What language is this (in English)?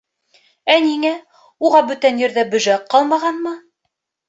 Bashkir